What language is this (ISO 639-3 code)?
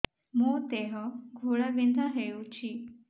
ori